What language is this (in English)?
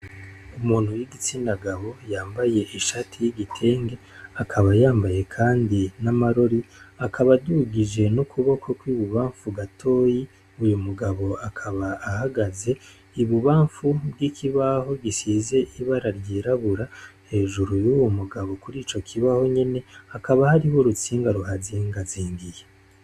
Rundi